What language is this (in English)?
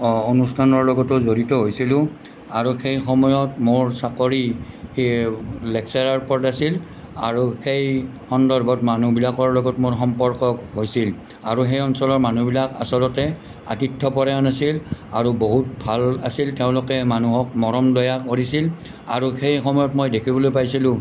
Assamese